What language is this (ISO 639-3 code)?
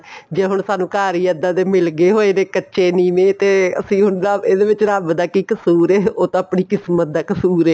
pan